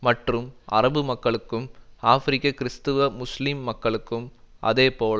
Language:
Tamil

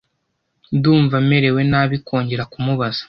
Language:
Kinyarwanda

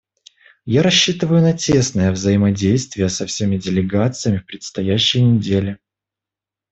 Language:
Russian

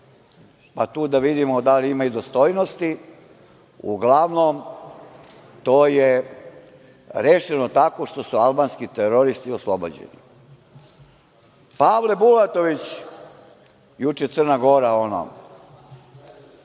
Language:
Serbian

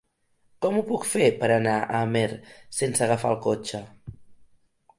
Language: Catalan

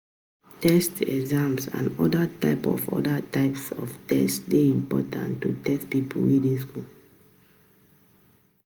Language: Nigerian Pidgin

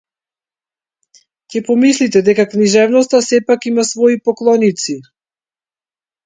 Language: Macedonian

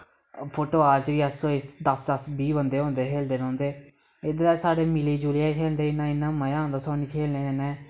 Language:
Dogri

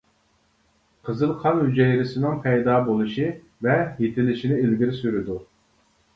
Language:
Uyghur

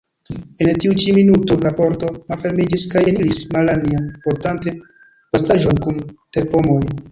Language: Esperanto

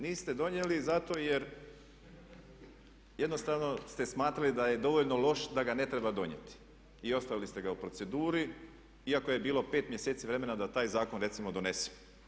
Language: Croatian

